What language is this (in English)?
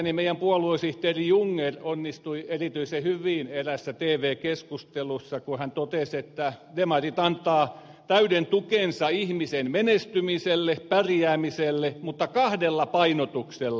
Finnish